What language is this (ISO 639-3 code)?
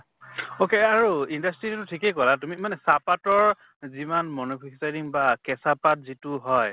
asm